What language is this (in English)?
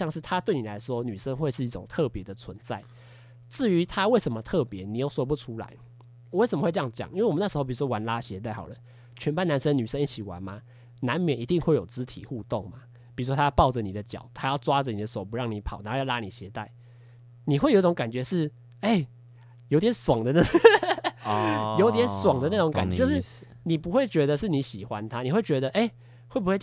Chinese